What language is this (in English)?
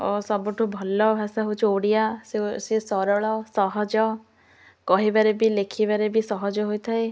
Odia